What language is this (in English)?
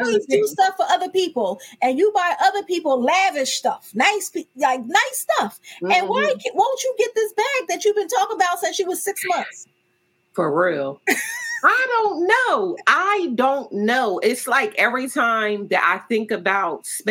English